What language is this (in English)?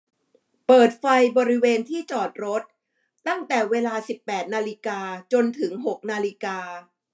Thai